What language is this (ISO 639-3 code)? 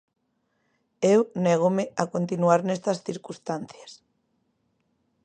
glg